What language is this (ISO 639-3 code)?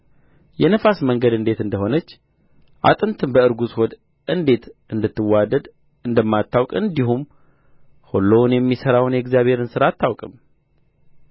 amh